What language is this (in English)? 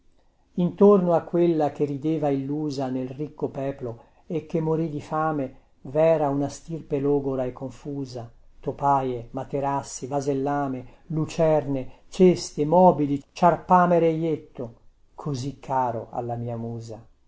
Italian